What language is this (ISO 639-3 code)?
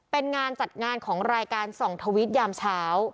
tha